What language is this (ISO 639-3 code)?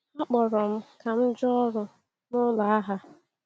ibo